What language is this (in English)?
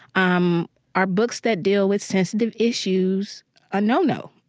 English